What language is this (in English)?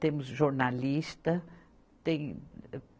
Portuguese